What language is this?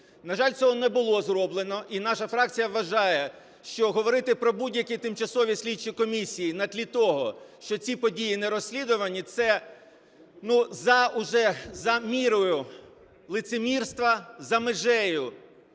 Ukrainian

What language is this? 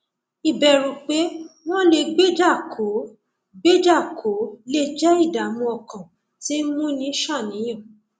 Yoruba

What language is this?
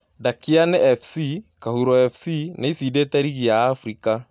Kikuyu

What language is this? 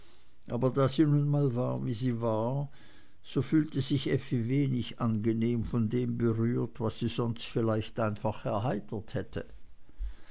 German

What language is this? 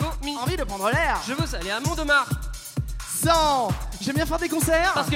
French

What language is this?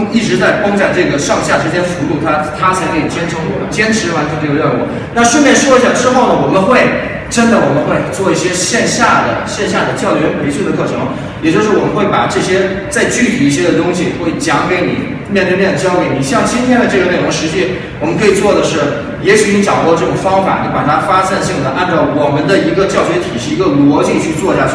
Chinese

